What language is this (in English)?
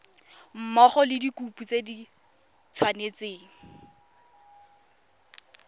Tswana